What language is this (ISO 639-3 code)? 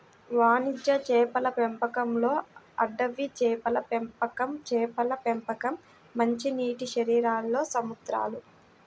tel